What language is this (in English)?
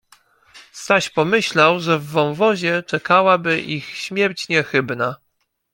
Polish